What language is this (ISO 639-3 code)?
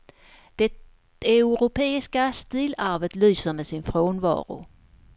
swe